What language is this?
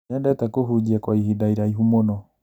Kikuyu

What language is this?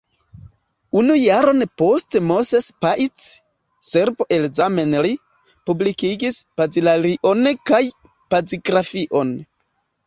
Esperanto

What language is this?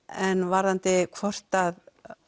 Icelandic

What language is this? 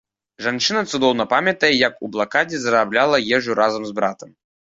Belarusian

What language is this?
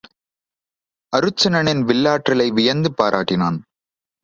Tamil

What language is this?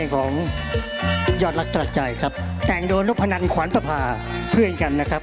Thai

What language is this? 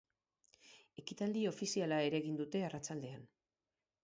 Basque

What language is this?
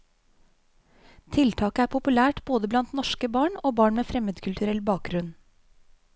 Norwegian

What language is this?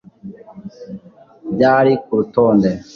Kinyarwanda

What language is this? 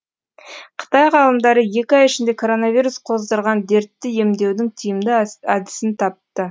Kazakh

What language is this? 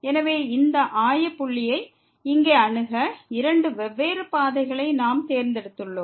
Tamil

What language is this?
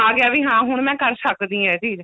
Punjabi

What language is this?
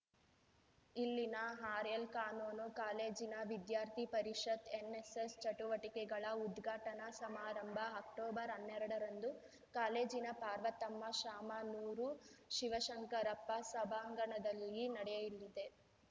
Kannada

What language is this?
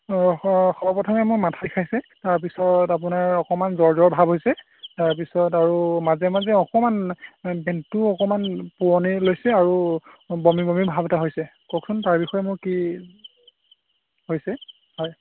Assamese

